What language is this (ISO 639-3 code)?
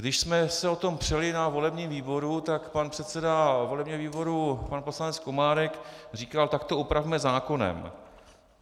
ces